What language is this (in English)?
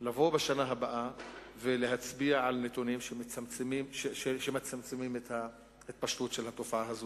Hebrew